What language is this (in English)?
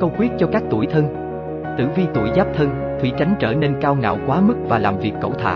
Vietnamese